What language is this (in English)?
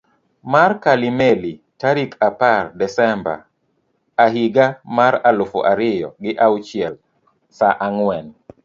Luo (Kenya and Tanzania)